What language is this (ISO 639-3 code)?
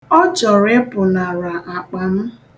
ibo